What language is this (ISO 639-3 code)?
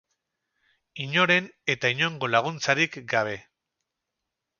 eus